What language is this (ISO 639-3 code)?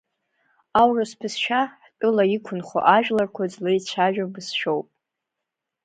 abk